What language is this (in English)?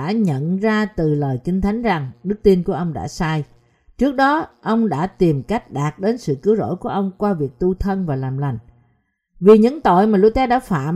Vietnamese